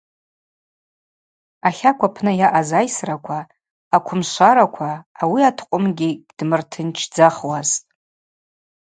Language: Abaza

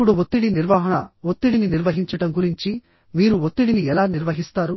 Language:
Telugu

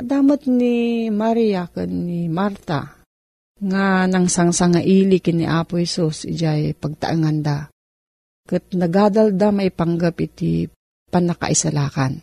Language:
Filipino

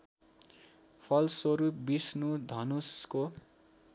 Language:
Nepali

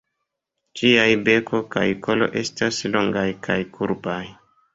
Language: Esperanto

